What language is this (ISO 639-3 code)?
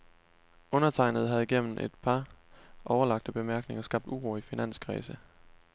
dan